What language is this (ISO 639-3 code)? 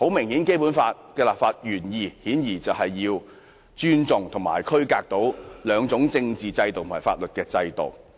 yue